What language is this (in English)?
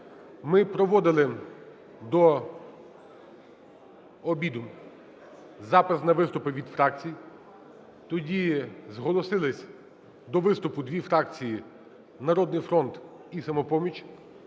Ukrainian